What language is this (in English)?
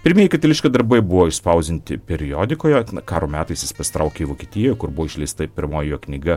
Lithuanian